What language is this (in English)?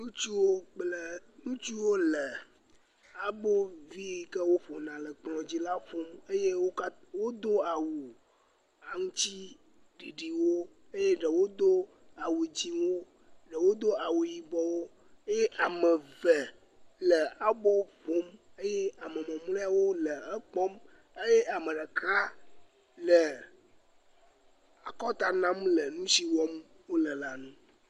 Ewe